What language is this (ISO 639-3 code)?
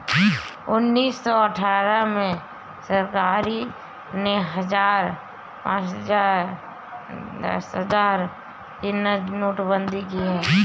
hin